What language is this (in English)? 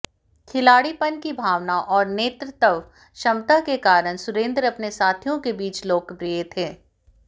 Hindi